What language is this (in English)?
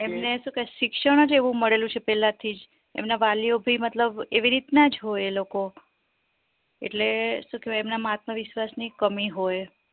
Gujarati